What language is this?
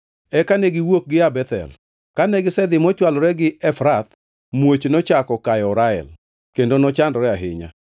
Luo (Kenya and Tanzania)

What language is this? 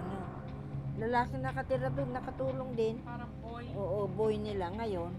Filipino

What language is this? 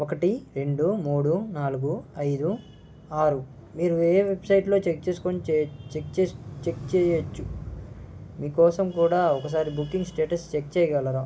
Telugu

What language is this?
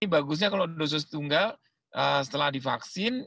Indonesian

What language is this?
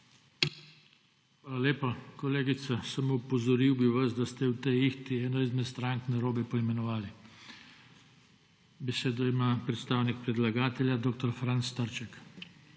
Slovenian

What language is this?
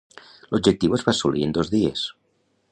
Catalan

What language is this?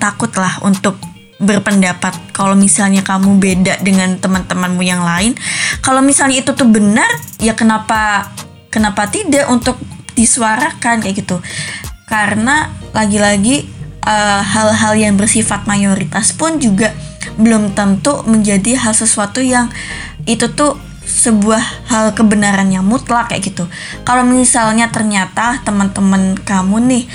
Indonesian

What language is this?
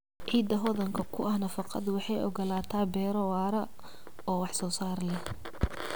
Somali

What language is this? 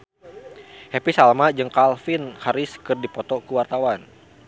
Sundanese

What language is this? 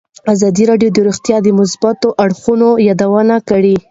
Pashto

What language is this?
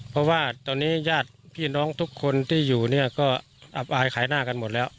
Thai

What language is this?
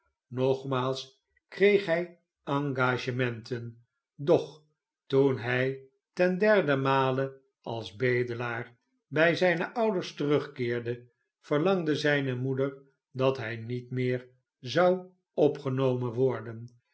Dutch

